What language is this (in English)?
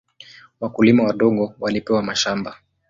Swahili